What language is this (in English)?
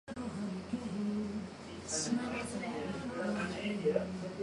Japanese